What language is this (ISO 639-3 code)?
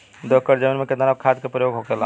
bho